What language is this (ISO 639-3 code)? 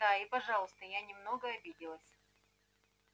rus